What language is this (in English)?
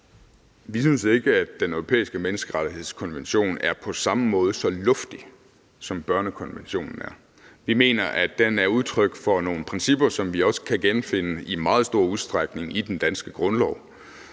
Danish